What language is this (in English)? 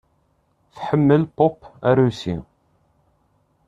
Kabyle